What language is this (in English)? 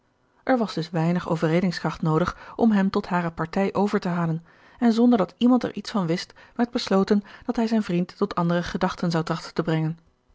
Dutch